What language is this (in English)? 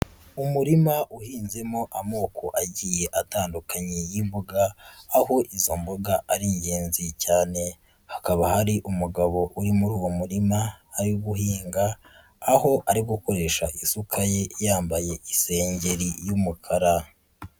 Kinyarwanda